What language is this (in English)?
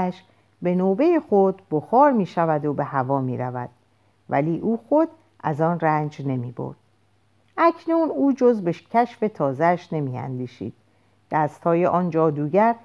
Persian